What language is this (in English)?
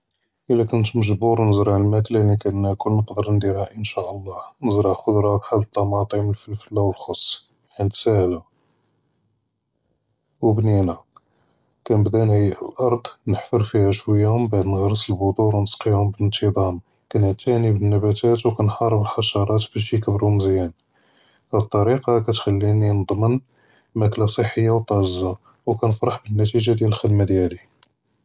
Judeo-Arabic